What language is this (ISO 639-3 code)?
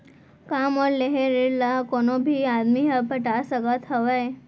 hne